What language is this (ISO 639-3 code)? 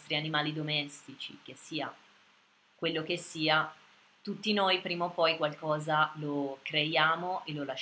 ita